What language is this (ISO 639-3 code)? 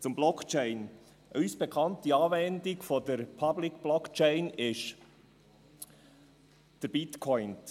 gsw